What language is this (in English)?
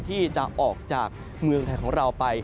Thai